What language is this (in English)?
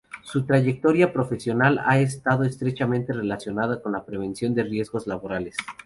Spanish